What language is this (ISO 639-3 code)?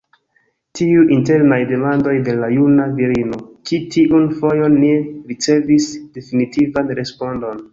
epo